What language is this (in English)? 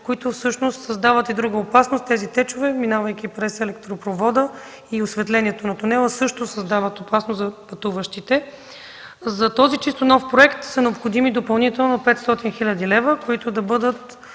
Bulgarian